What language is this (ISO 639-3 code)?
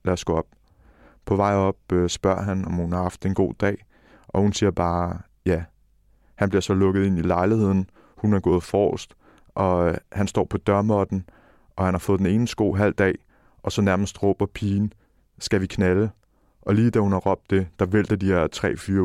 dan